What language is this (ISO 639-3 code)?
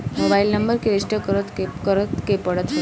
bho